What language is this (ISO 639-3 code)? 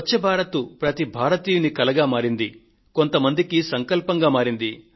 tel